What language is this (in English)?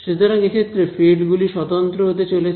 Bangla